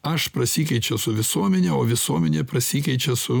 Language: Lithuanian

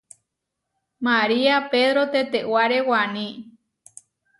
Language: Huarijio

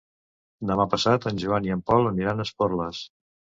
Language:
Catalan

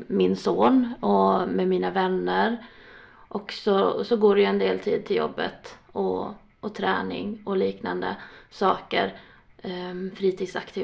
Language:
Swedish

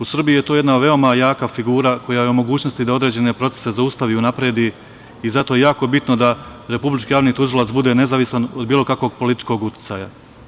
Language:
Serbian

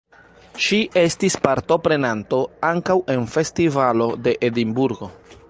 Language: Esperanto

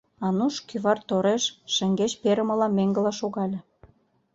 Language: Mari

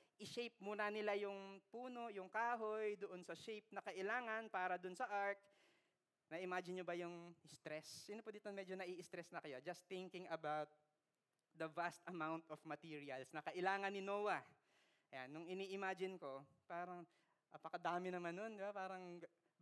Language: Filipino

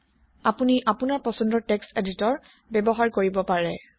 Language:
Assamese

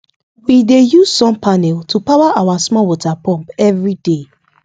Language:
Nigerian Pidgin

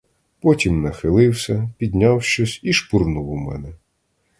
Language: Ukrainian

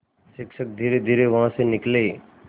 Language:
Hindi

